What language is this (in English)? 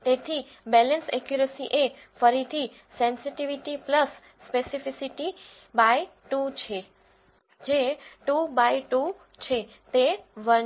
Gujarati